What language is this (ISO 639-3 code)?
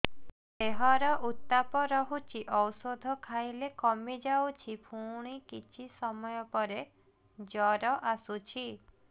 ori